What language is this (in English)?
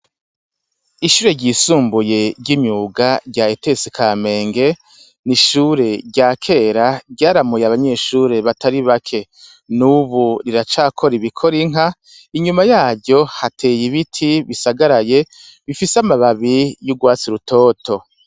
Rundi